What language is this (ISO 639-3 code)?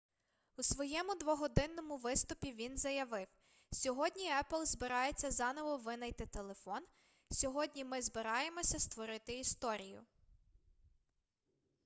ukr